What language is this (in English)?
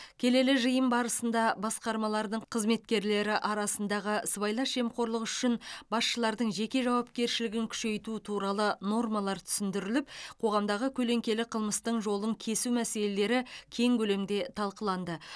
Kazakh